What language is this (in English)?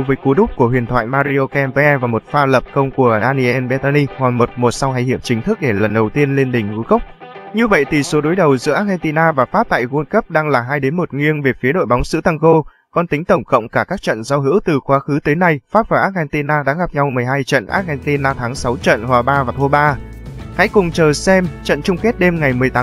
Vietnamese